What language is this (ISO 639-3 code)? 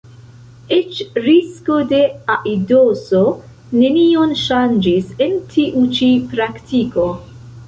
epo